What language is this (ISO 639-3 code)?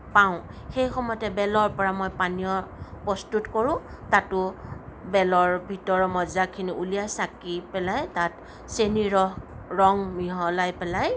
asm